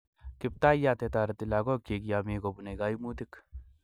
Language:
Kalenjin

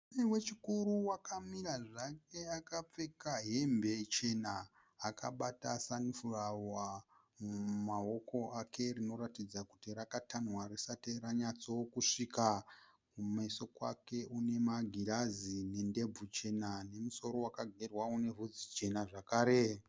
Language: Shona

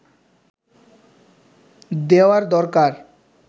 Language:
Bangla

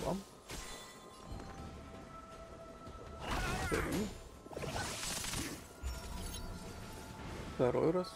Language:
Russian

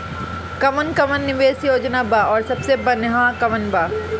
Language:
Bhojpuri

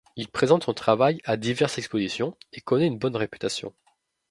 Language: French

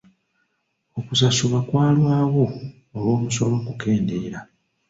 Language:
Ganda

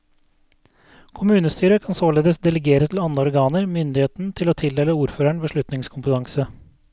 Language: Norwegian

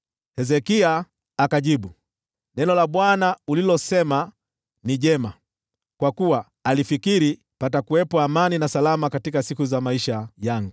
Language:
Swahili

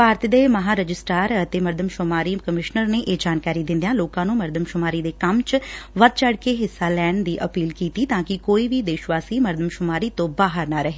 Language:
Punjabi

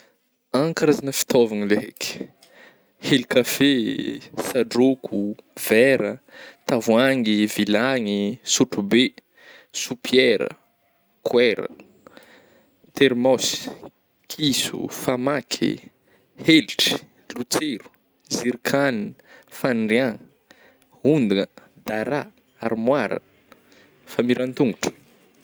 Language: Northern Betsimisaraka Malagasy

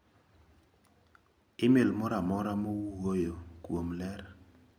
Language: Luo (Kenya and Tanzania)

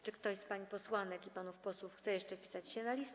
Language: Polish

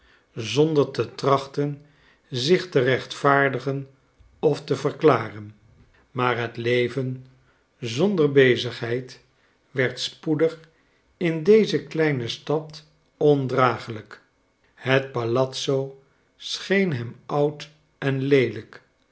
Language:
Dutch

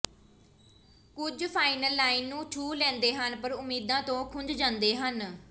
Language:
Punjabi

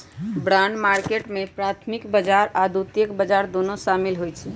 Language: Magahi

